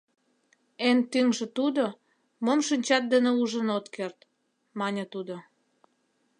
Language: Mari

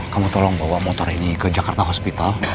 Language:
Indonesian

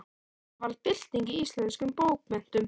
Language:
Icelandic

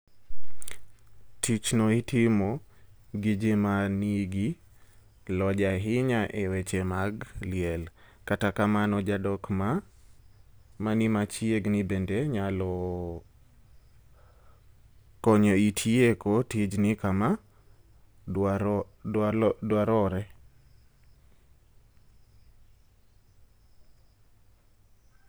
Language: Luo (Kenya and Tanzania)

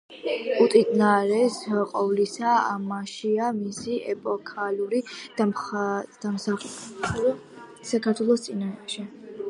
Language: Georgian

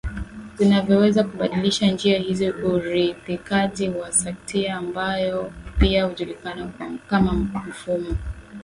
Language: Swahili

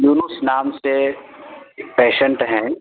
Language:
Urdu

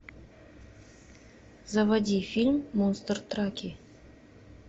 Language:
Russian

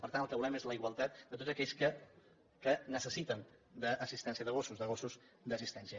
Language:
Catalan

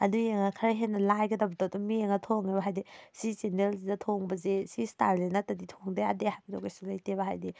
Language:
Manipuri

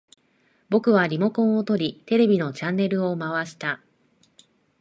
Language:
Japanese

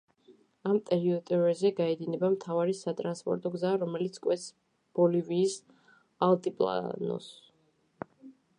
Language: Georgian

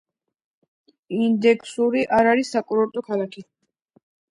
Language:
Georgian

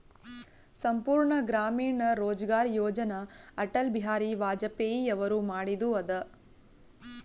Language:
Kannada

